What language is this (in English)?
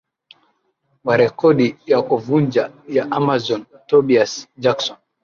Swahili